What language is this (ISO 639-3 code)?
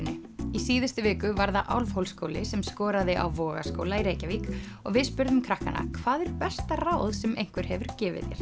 isl